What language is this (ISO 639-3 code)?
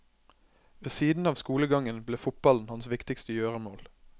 nor